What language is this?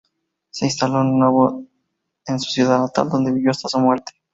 Spanish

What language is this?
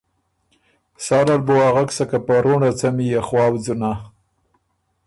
Ormuri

